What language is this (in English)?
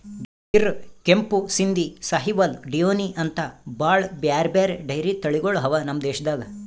Kannada